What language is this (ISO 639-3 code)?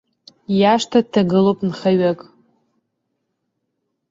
abk